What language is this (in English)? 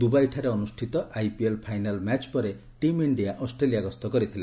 Odia